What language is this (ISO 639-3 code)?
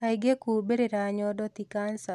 kik